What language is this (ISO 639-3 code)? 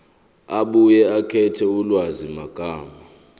zul